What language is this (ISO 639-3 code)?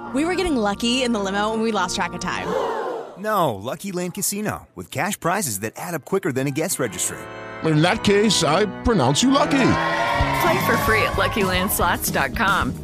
ita